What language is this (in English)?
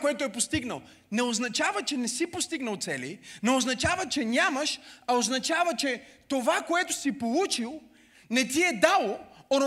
Bulgarian